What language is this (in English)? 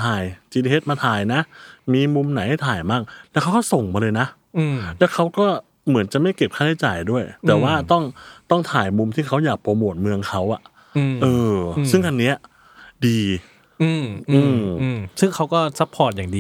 Thai